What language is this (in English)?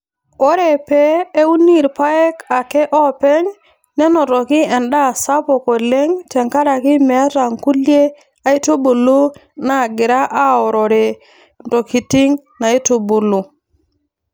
Masai